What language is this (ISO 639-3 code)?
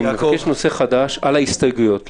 heb